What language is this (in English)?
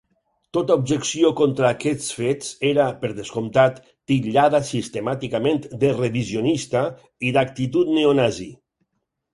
Catalan